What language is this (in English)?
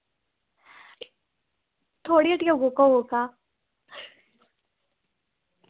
Dogri